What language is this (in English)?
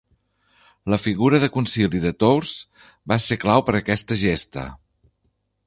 Catalan